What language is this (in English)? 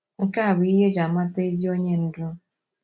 Igbo